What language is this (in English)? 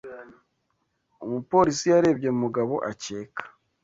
Kinyarwanda